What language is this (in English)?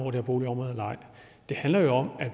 Danish